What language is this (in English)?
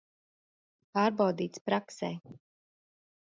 Latvian